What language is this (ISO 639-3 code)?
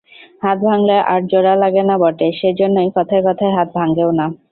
ben